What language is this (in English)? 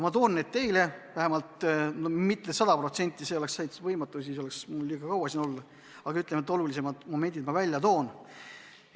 Estonian